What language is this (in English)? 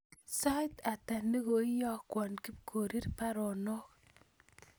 Kalenjin